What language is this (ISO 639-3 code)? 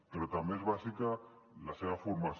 cat